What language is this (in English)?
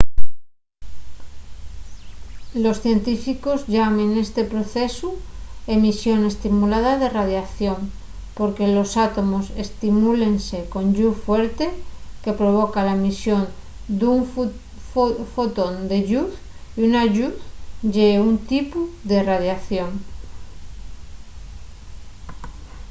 Asturian